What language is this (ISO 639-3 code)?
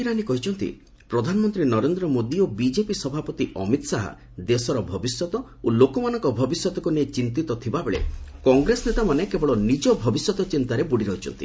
ori